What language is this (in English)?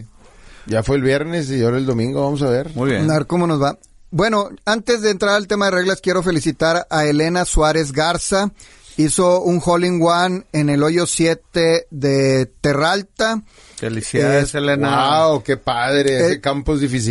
Spanish